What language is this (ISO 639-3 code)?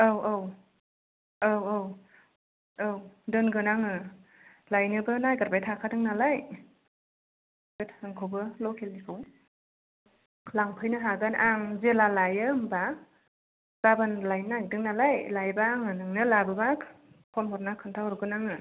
brx